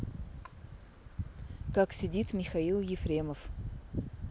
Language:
Russian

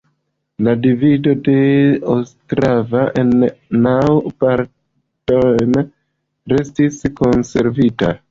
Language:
Esperanto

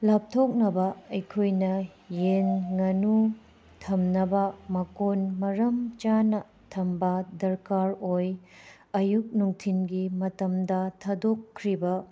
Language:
Manipuri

